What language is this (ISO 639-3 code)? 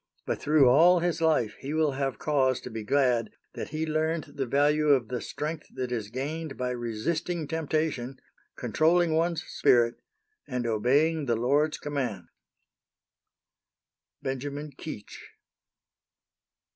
eng